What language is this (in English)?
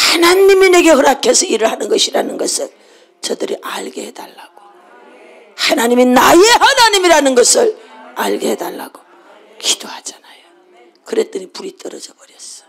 Korean